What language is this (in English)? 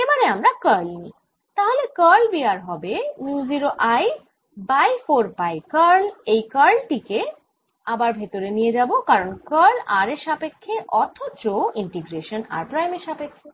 Bangla